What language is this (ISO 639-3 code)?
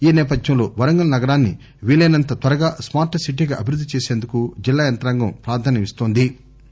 tel